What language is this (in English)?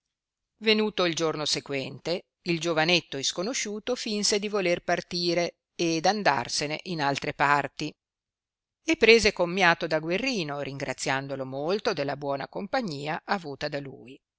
Italian